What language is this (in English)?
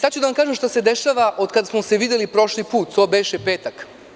Serbian